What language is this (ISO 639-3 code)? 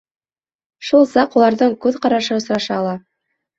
bak